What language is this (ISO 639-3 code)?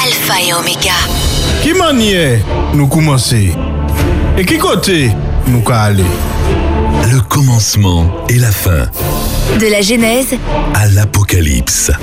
fra